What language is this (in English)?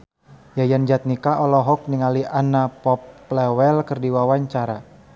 Sundanese